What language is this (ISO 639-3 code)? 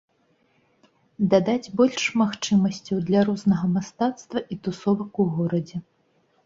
bel